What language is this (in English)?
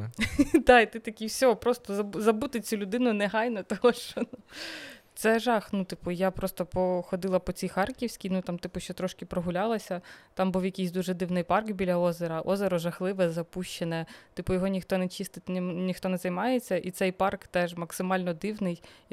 Ukrainian